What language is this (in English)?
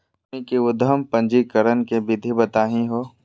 Magahi